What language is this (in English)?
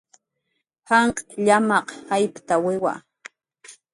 Jaqaru